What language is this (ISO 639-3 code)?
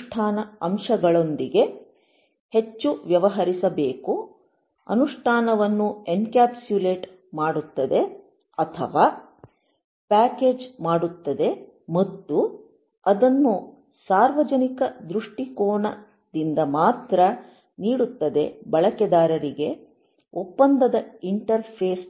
kan